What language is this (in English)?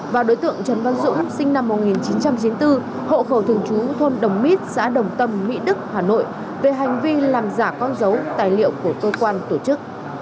Vietnamese